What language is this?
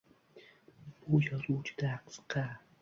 Uzbek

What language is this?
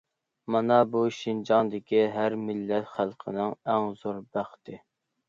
Uyghur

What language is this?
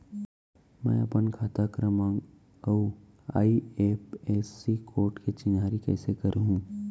Chhattisgarhi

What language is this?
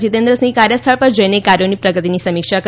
Gujarati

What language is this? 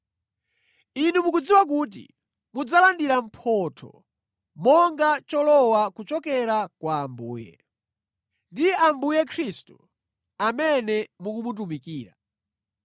Nyanja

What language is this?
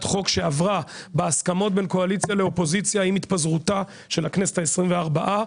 Hebrew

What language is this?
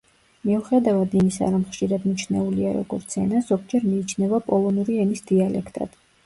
Georgian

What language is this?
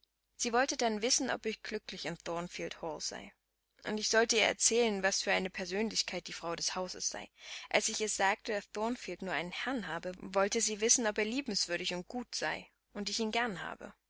German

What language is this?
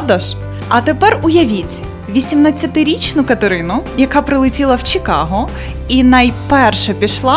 Ukrainian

